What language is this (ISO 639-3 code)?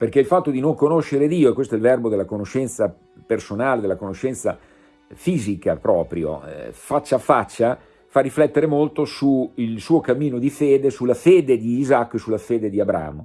ita